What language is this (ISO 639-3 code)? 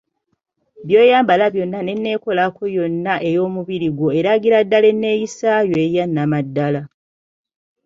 lug